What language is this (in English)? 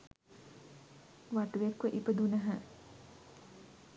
Sinhala